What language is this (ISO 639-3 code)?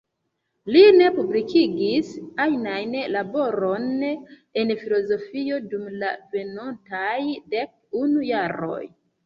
epo